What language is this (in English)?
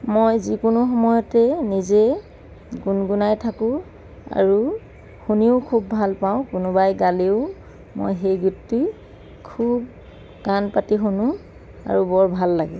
Assamese